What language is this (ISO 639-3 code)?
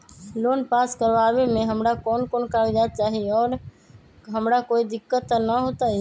mag